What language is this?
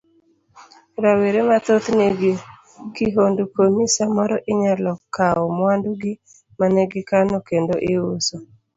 Luo (Kenya and Tanzania)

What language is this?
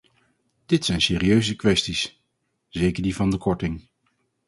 Dutch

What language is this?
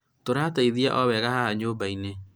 Kikuyu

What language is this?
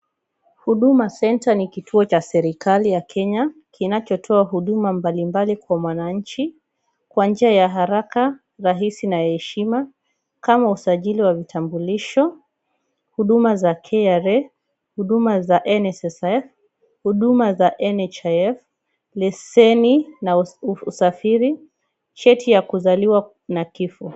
Swahili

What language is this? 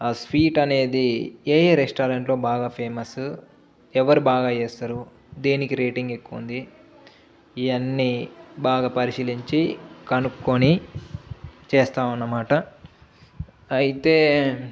Telugu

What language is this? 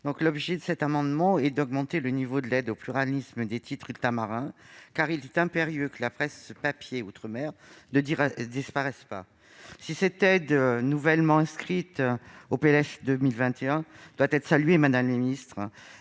French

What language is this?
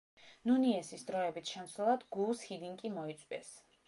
Georgian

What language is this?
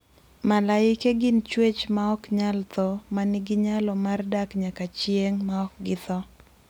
Luo (Kenya and Tanzania)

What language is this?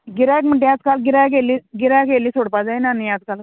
Konkani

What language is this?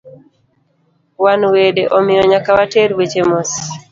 Luo (Kenya and Tanzania)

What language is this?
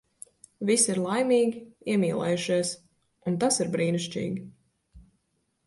Latvian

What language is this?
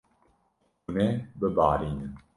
Kurdish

